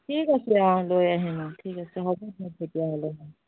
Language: Assamese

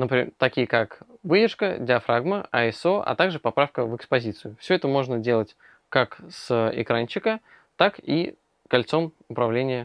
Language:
Russian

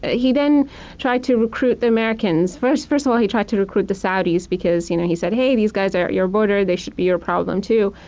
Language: English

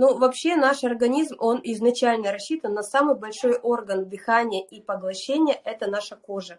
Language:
Russian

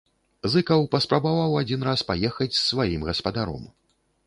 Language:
Belarusian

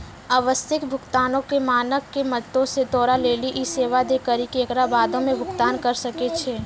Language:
Maithili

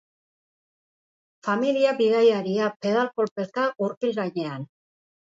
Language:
Basque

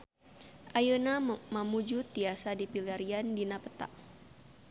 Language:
Sundanese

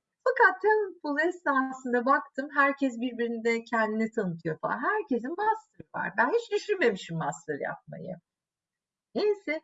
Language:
Turkish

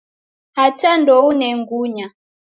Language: Taita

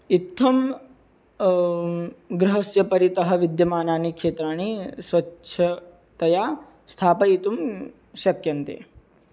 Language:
Sanskrit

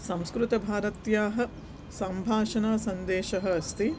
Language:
Sanskrit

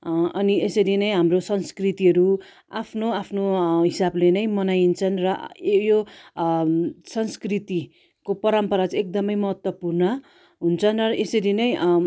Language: Nepali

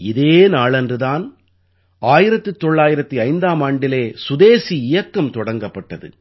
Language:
Tamil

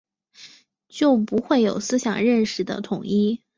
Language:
Chinese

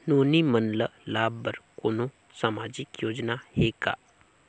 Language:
Chhattisgarhi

